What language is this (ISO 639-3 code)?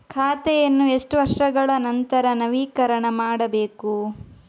kan